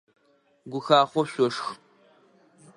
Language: Adyghe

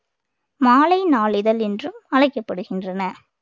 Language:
Tamil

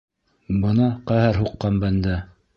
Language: Bashkir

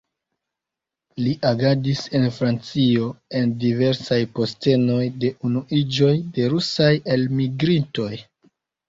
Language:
Esperanto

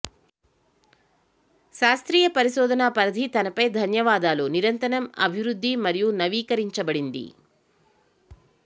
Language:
Telugu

